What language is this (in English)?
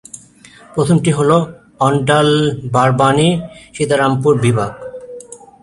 Bangla